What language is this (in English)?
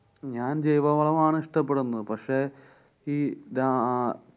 Malayalam